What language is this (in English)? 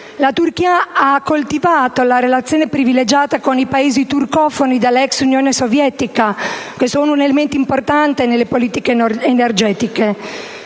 Italian